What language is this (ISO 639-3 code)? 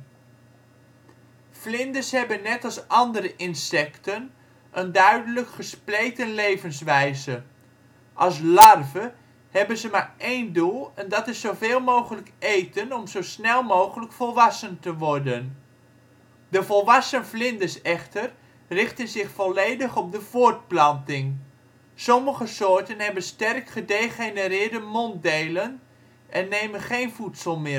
nld